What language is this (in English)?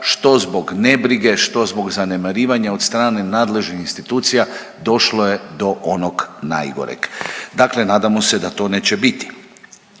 Croatian